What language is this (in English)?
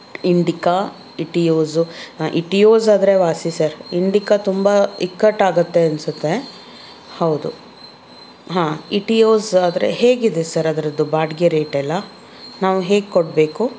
Kannada